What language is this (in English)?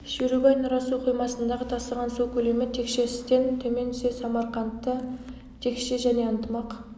Kazakh